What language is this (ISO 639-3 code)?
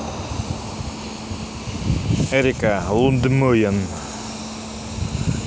rus